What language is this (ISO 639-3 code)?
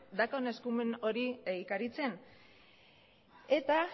eus